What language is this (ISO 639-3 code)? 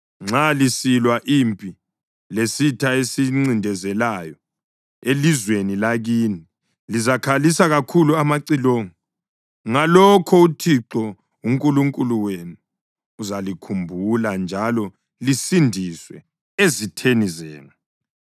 nde